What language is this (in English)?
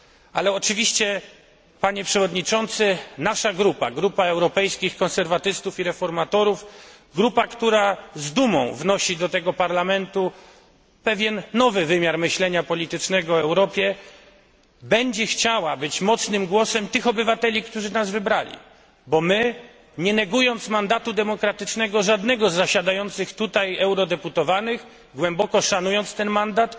Polish